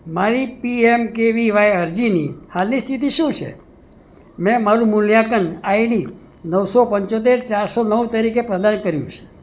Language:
Gujarati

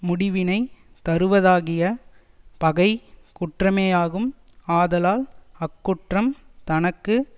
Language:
Tamil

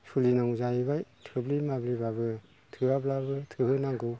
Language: Bodo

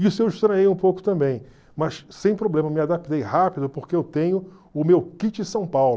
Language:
Portuguese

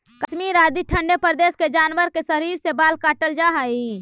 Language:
Magahi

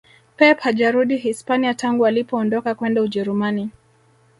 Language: Swahili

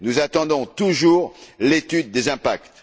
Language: French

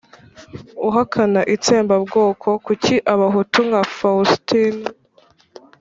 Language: Kinyarwanda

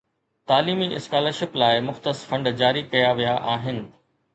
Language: Sindhi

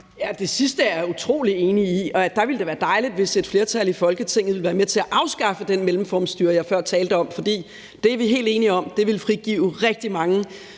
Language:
Danish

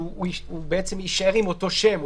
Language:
Hebrew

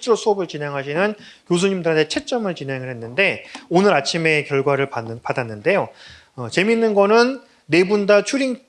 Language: Korean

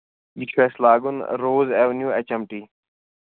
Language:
Kashmiri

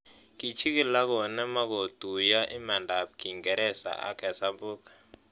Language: Kalenjin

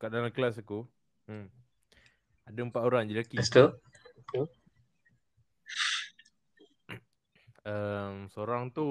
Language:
Malay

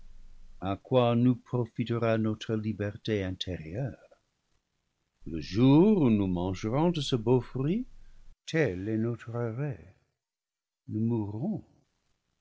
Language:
French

